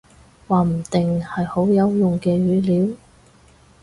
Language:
Cantonese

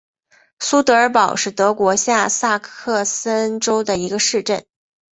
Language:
Chinese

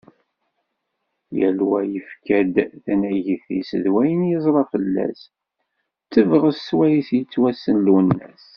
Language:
Kabyle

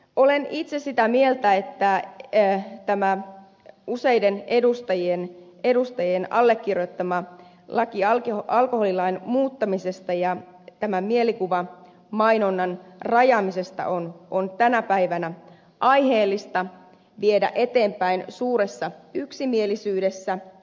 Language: Finnish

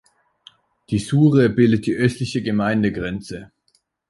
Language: German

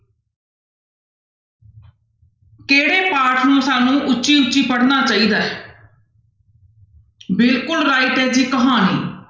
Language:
Punjabi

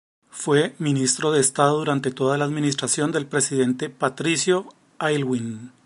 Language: Spanish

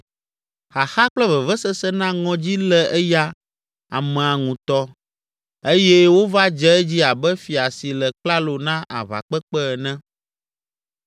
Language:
Ewe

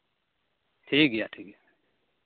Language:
Santali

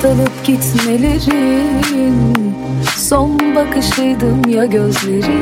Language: Turkish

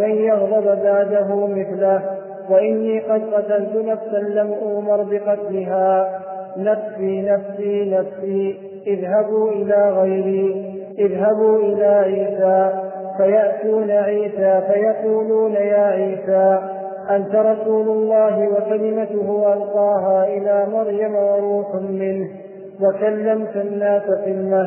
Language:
Arabic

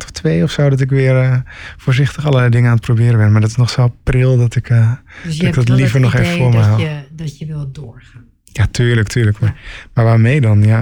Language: Dutch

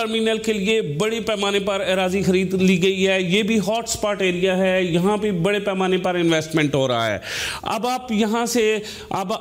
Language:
Hindi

